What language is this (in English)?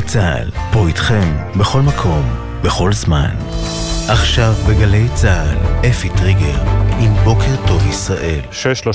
Hebrew